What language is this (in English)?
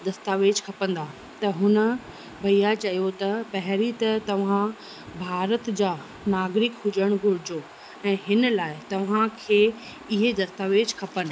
Sindhi